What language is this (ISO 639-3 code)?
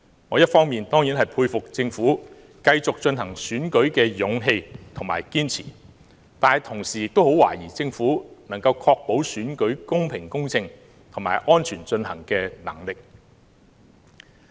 yue